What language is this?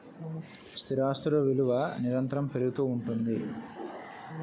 Telugu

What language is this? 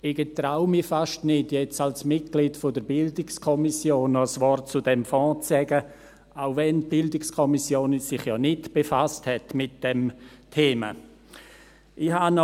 Swiss German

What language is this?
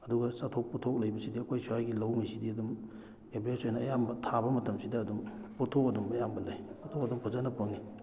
Manipuri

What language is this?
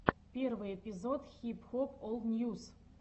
Russian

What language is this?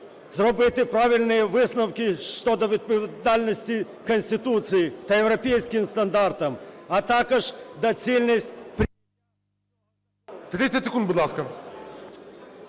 Ukrainian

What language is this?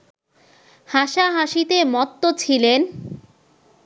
Bangla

